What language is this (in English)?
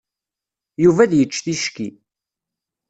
Kabyle